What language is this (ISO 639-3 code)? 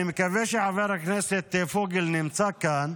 heb